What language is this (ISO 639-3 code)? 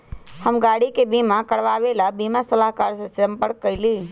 mag